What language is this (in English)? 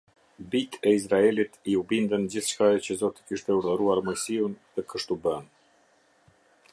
Albanian